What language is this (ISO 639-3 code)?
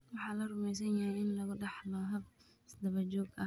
som